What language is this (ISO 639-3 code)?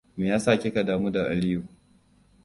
hau